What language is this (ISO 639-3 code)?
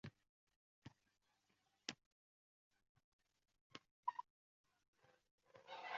uzb